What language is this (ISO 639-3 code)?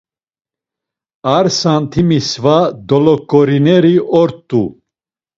lzz